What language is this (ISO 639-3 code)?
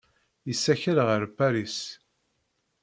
kab